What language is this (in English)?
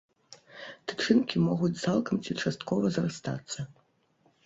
Belarusian